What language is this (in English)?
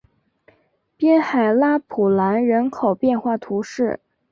Chinese